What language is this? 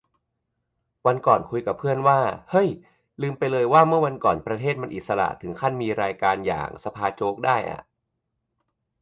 Thai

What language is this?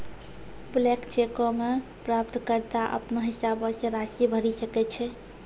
Maithili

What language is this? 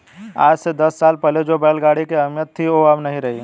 Hindi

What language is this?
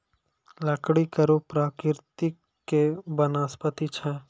Maithili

